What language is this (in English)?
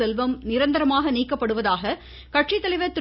Tamil